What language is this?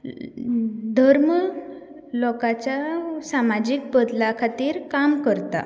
Konkani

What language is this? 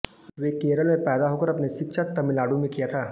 Hindi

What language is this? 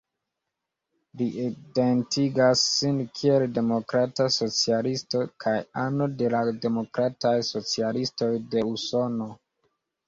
Esperanto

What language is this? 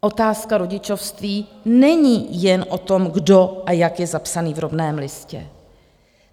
Czech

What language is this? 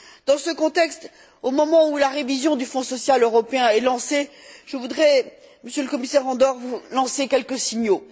French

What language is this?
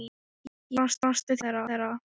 Icelandic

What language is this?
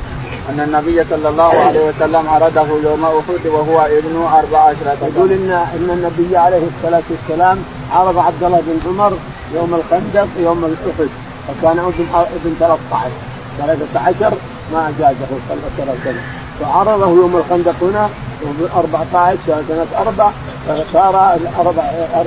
Arabic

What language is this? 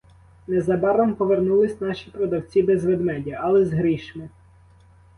Ukrainian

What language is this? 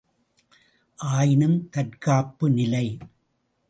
Tamil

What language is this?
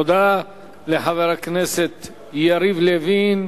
Hebrew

